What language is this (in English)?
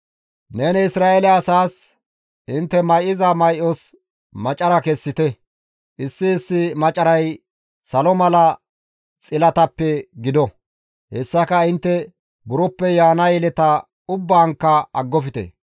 Gamo